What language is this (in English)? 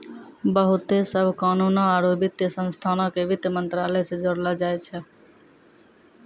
Maithili